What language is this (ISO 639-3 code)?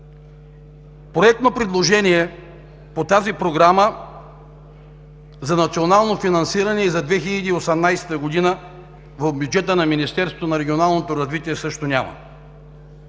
bul